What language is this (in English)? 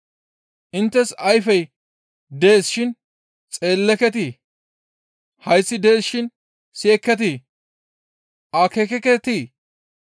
Gamo